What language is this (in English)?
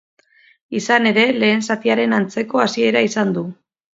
Basque